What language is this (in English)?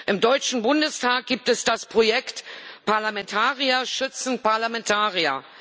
German